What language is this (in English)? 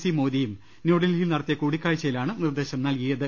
Malayalam